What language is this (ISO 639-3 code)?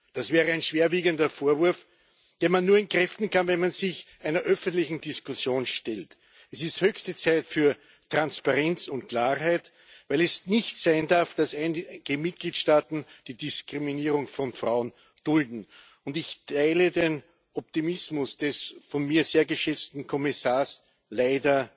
deu